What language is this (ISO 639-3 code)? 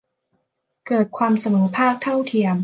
tha